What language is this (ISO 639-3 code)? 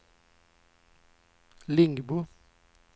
swe